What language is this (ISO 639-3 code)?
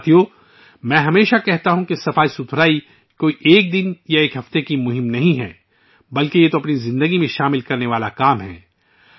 urd